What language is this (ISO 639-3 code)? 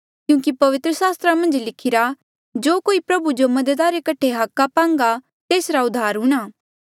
mjl